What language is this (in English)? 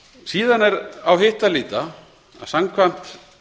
Icelandic